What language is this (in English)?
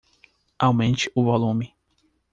Portuguese